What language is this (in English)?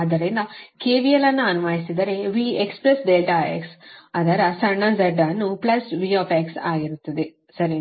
Kannada